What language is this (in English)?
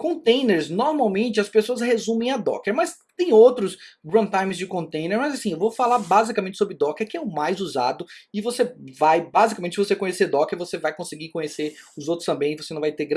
Portuguese